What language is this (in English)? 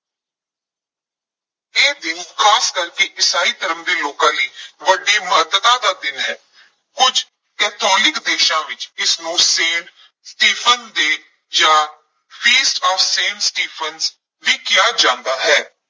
Punjabi